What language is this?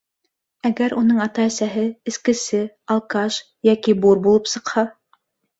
Bashkir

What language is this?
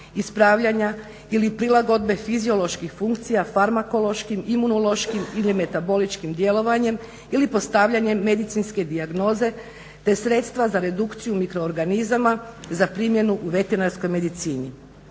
Croatian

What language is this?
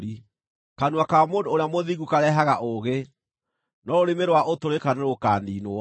Kikuyu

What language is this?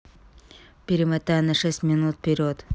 Russian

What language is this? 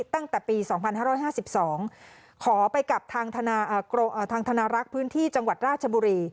Thai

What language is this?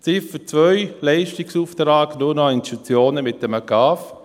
Swiss German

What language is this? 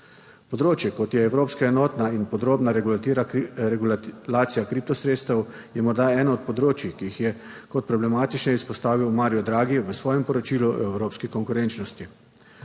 Slovenian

